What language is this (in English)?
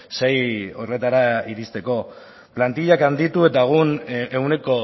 Basque